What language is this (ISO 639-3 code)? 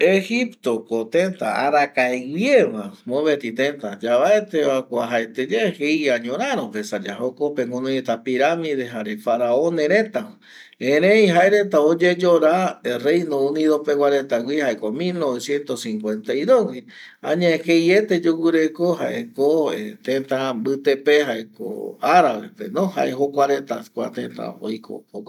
gui